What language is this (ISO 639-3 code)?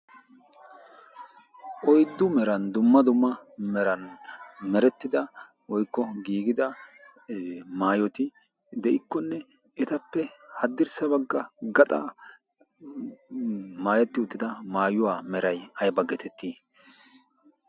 wal